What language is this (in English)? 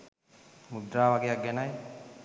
Sinhala